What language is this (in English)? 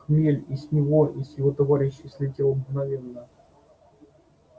Russian